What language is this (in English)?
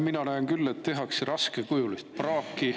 Estonian